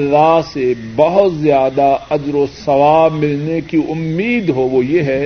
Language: Urdu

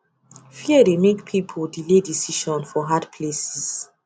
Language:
Nigerian Pidgin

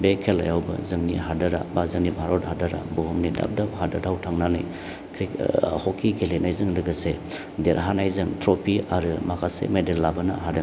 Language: Bodo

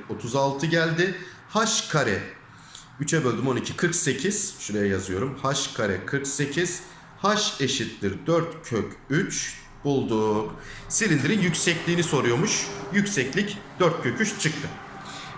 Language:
Turkish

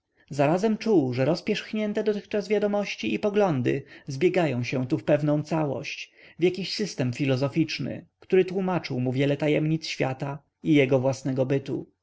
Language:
Polish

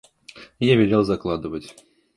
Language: Russian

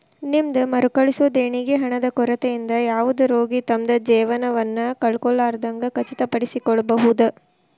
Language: Kannada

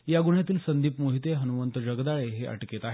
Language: Marathi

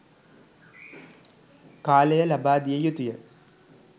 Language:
Sinhala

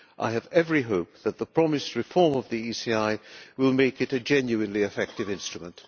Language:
English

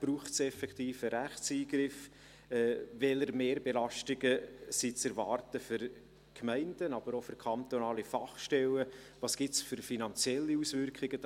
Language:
Swiss German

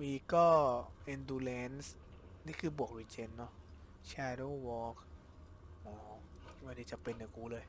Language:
Thai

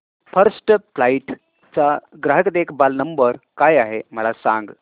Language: Marathi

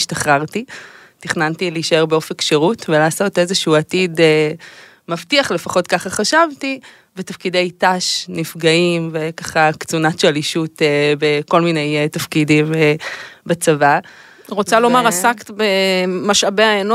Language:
Hebrew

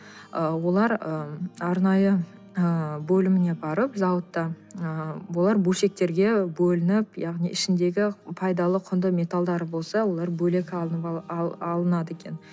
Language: Kazakh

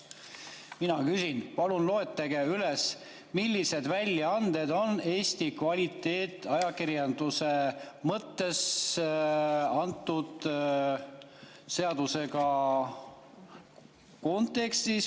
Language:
Estonian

